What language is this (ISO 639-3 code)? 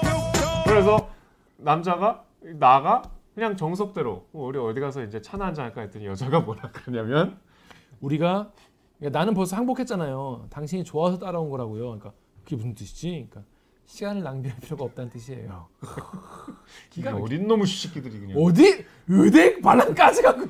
kor